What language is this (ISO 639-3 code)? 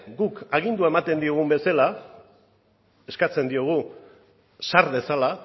eus